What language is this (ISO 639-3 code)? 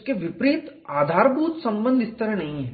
hin